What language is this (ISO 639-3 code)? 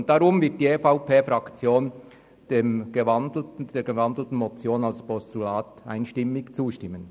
gsw